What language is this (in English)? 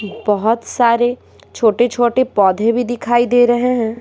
Hindi